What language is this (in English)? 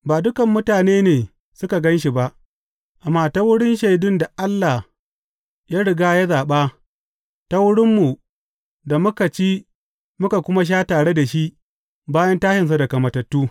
Hausa